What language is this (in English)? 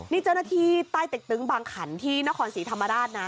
Thai